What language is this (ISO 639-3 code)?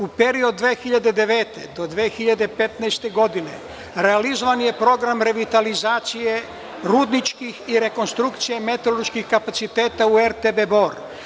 srp